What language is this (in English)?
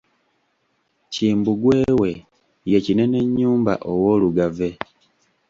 Ganda